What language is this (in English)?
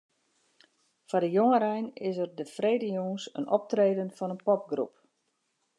Western Frisian